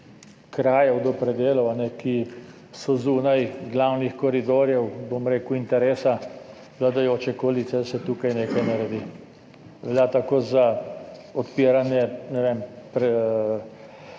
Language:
Slovenian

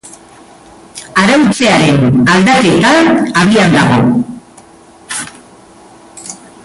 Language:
Basque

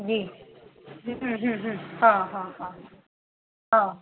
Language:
Sindhi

